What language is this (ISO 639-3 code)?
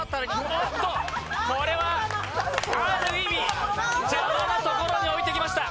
jpn